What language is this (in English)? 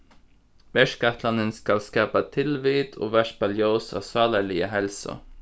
Faroese